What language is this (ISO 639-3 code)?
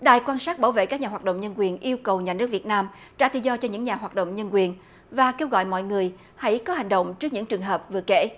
vie